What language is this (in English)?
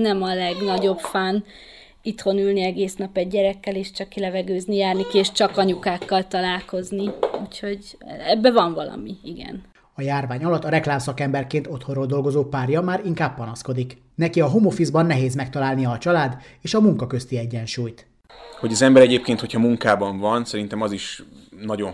Hungarian